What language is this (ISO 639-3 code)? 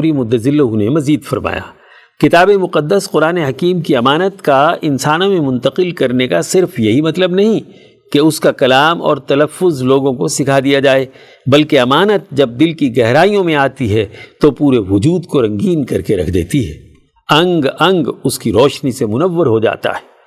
urd